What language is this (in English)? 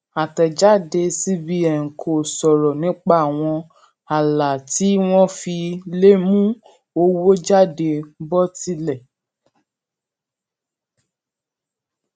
Yoruba